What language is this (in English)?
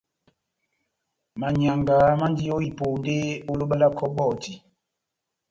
Batanga